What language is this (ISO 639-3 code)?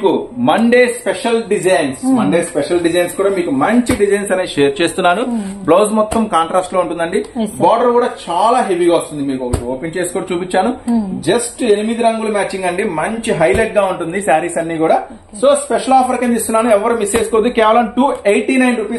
tel